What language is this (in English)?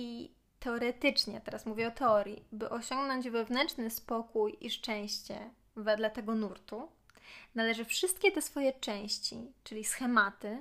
Polish